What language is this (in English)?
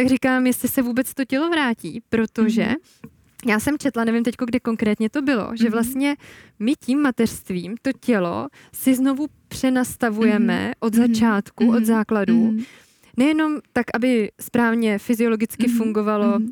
Czech